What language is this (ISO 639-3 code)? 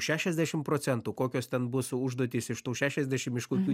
lit